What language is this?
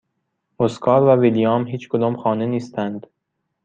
Persian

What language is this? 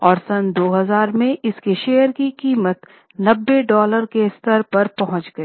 Hindi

